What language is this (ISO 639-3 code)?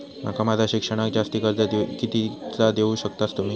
mar